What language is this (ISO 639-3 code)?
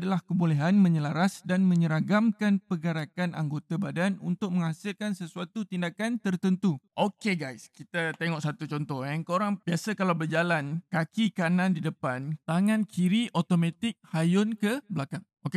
msa